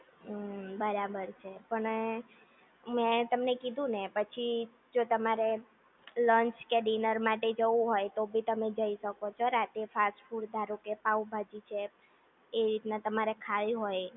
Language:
Gujarati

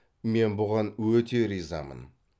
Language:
Kazakh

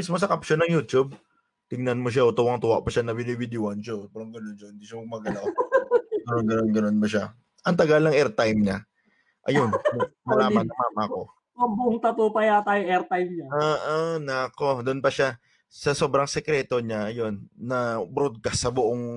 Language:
Filipino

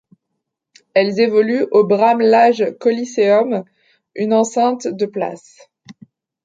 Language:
French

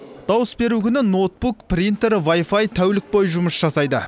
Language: Kazakh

